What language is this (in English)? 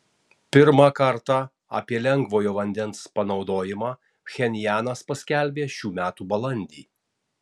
Lithuanian